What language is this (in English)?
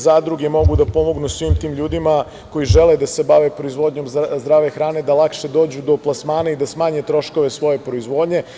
Serbian